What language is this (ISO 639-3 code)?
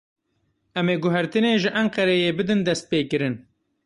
kur